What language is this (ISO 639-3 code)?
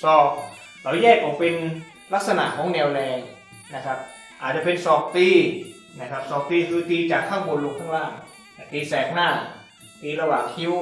tha